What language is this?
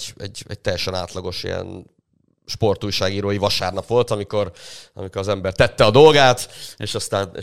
Hungarian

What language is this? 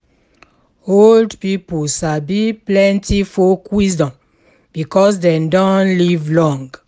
Nigerian Pidgin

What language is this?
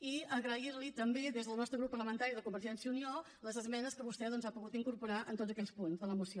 Catalan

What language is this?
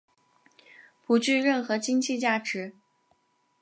Chinese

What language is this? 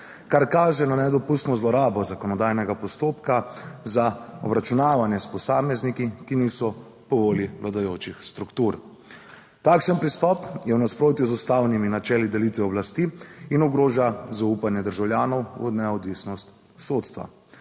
Slovenian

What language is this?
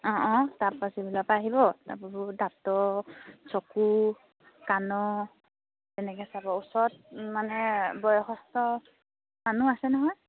Assamese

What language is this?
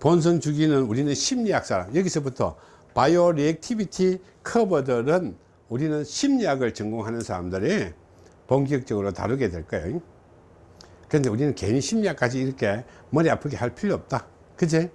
Korean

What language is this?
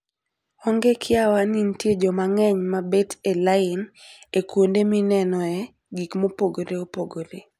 Luo (Kenya and Tanzania)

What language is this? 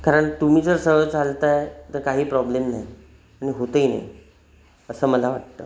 Marathi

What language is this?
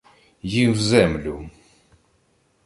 Ukrainian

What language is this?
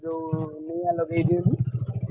Odia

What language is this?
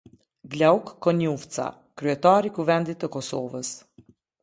Albanian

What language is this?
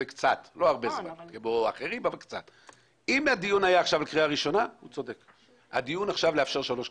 Hebrew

